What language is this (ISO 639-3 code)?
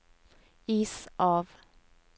nor